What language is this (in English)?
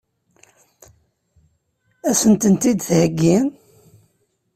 Kabyle